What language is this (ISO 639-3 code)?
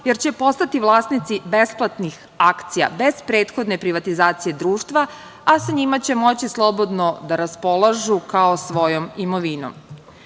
srp